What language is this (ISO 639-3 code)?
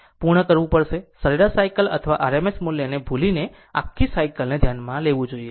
guj